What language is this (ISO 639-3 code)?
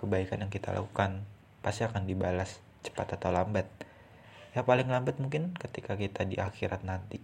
ind